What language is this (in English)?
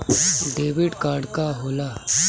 Bhojpuri